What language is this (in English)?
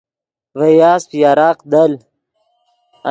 Yidgha